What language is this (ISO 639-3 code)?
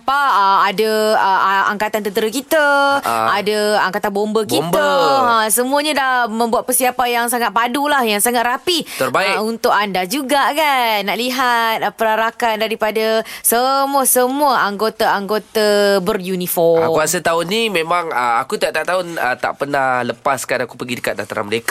msa